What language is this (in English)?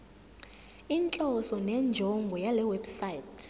Zulu